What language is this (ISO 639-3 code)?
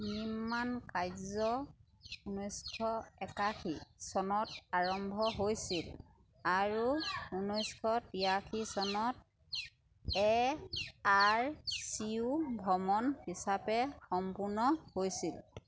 asm